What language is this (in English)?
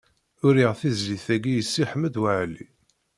Kabyle